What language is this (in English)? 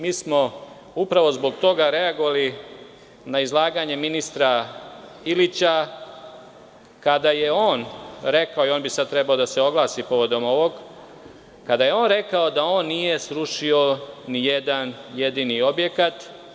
Serbian